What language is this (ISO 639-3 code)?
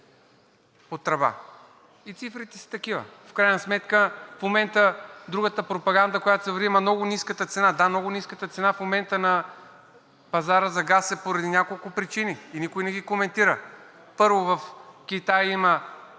bul